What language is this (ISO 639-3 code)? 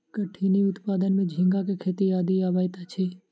mai